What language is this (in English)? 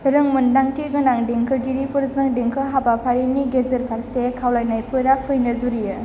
Bodo